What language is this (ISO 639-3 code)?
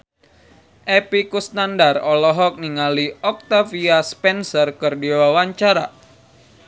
sun